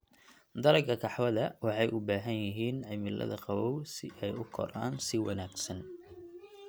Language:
Somali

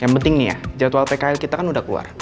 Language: Indonesian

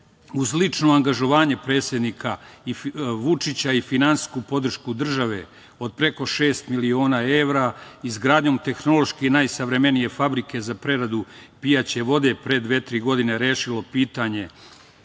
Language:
Serbian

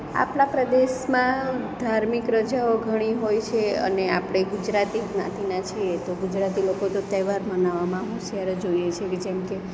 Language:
Gujarati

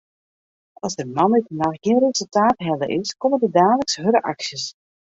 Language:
Western Frisian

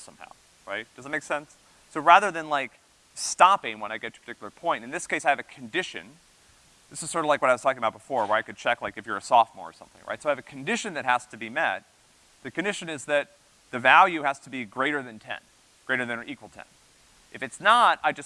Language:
English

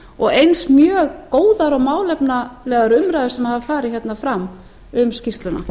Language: Icelandic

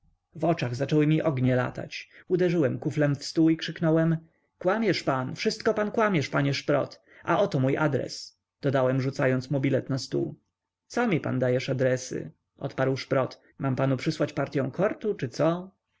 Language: Polish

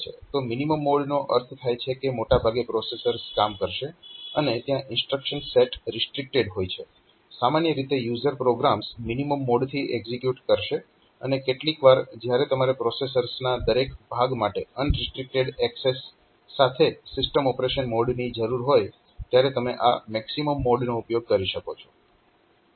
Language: Gujarati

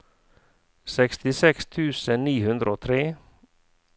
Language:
Norwegian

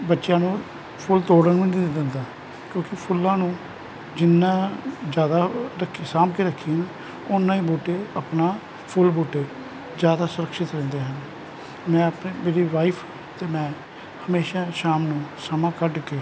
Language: Punjabi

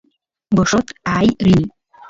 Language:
Santiago del Estero Quichua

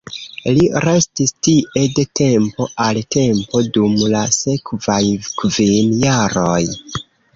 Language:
Esperanto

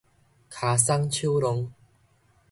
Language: Min Nan Chinese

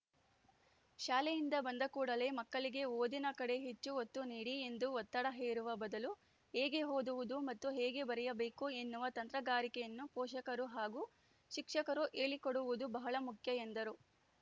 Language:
Kannada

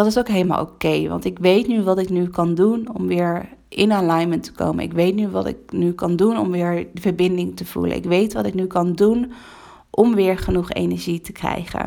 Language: Dutch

